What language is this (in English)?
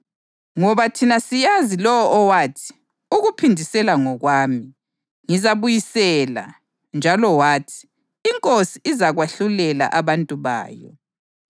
North Ndebele